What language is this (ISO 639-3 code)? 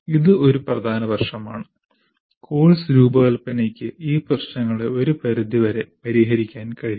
mal